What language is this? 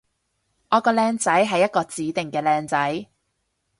Cantonese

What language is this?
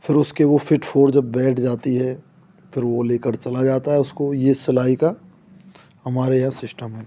Hindi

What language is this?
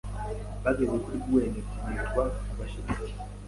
Kinyarwanda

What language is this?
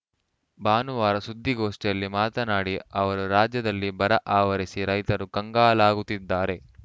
Kannada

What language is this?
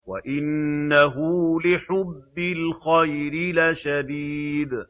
Arabic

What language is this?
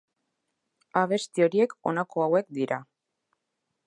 Basque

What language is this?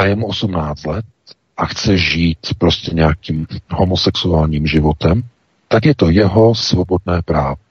Czech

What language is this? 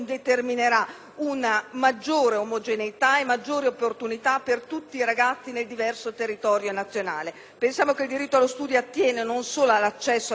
Italian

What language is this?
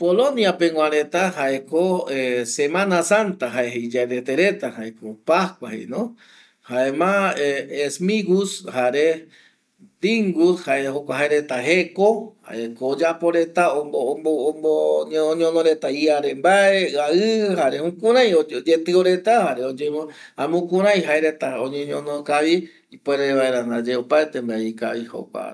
Eastern Bolivian Guaraní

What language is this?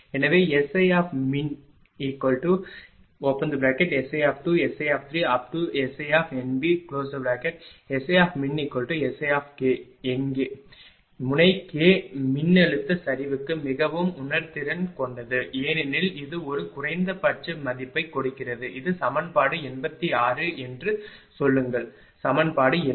Tamil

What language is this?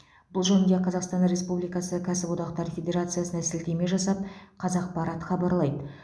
Kazakh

